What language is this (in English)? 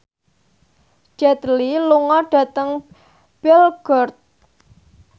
Javanese